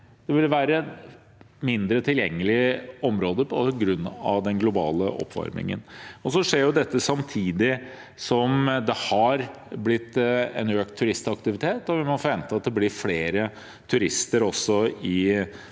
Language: Norwegian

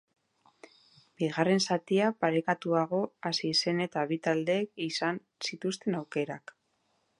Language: Basque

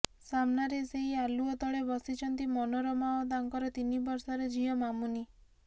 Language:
Odia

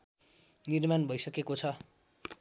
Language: Nepali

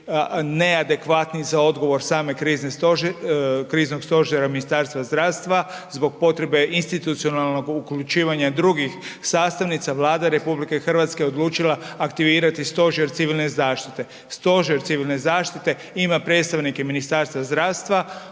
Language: Croatian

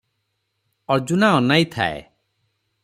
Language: Odia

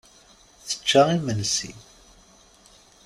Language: Kabyle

